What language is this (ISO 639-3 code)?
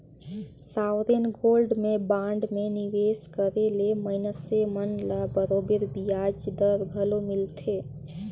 hne